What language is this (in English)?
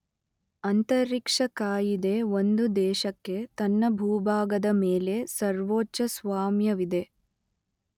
Kannada